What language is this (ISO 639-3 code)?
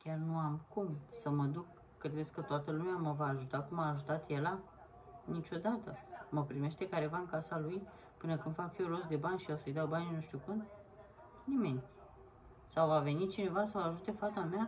ron